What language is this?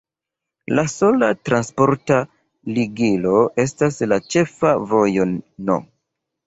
Esperanto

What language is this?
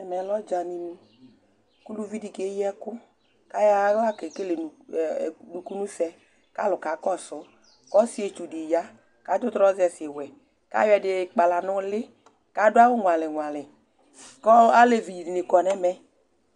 Ikposo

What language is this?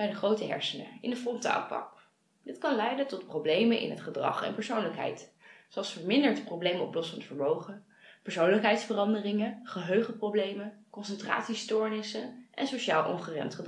Dutch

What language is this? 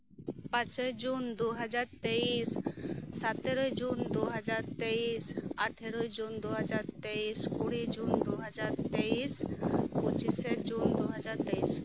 Santali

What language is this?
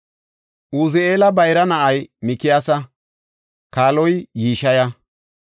Gofa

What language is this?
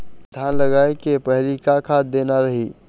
Chhattisgarhi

